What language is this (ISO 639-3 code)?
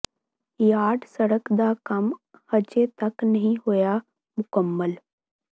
pan